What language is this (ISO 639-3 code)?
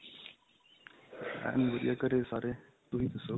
pan